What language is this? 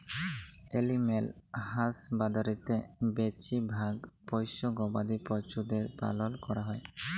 Bangla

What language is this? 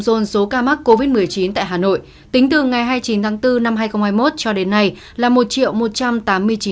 Vietnamese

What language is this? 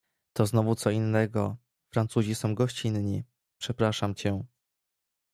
Polish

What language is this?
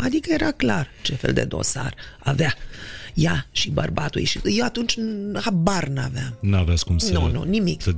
Romanian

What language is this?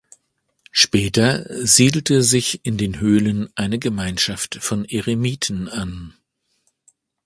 German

